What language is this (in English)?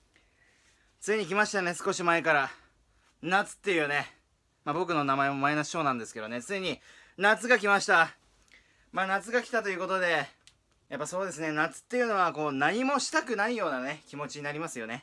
Japanese